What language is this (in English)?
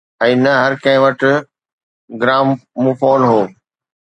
Sindhi